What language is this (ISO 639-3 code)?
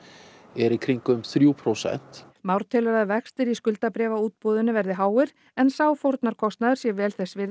isl